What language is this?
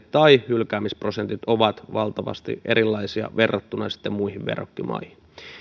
Finnish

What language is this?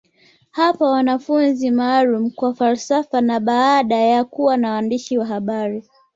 Swahili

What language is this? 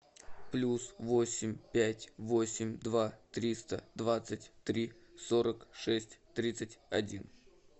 Russian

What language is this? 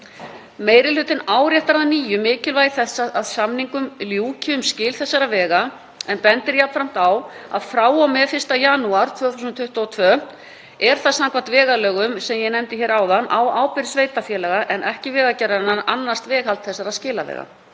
Icelandic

